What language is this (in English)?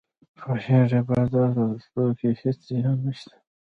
Pashto